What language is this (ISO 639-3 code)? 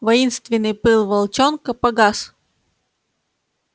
rus